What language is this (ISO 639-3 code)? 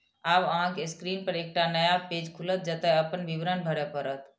mai